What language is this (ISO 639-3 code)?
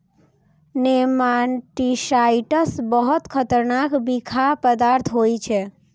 mai